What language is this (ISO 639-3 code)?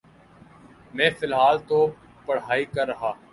urd